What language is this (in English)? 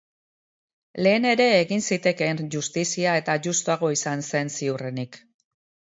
Basque